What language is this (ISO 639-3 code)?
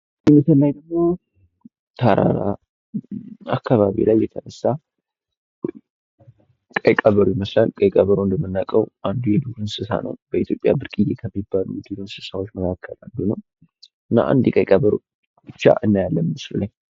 amh